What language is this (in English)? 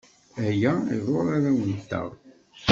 Kabyle